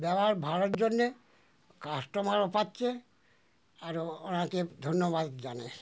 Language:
Bangla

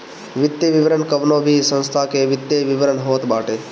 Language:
Bhojpuri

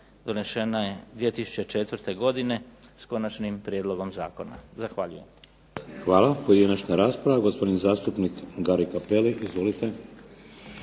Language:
Croatian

